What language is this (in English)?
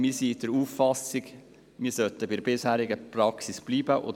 Swiss German